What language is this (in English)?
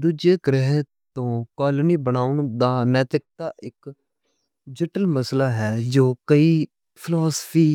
Western Panjabi